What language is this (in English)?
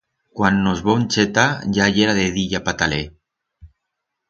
Aragonese